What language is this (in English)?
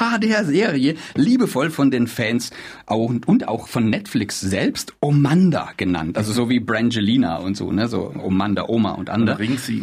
German